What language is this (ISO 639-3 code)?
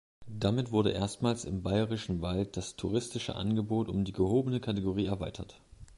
deu